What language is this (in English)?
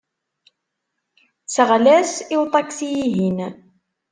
Kabyle